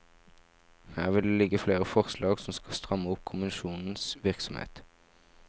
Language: Norwegian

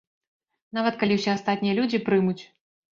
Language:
Belarusian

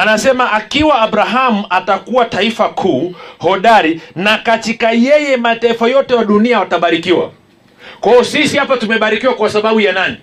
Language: Swahili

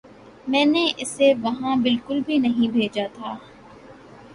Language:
Urdu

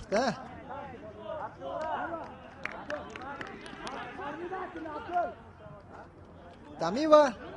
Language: Turkish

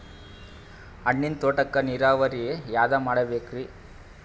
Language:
Kannada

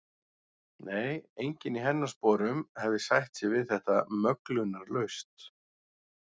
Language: Icelandic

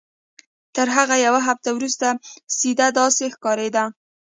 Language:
Pashto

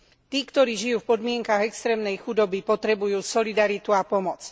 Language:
Slovak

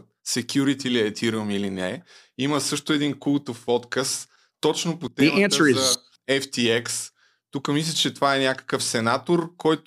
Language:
Bulgarian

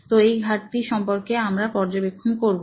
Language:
Bangla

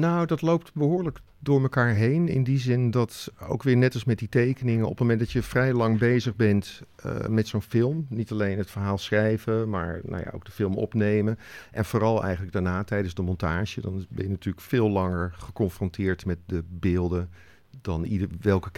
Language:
Dutch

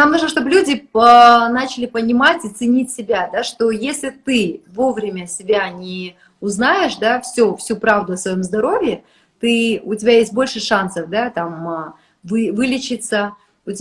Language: Russian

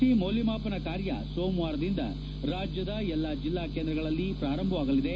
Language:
Kannada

